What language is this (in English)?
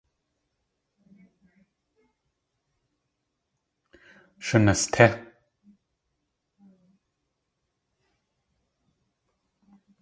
Tlingit